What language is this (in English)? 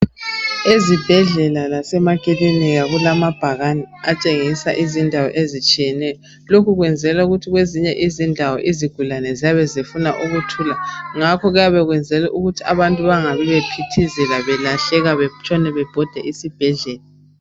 North Ndebele